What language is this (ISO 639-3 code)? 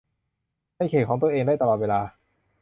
tha